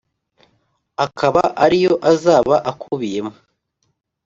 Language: Kinyarwanda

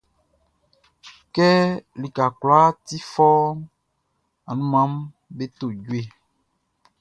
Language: Baoulé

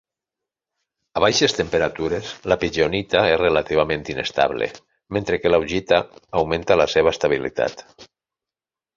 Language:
Catalan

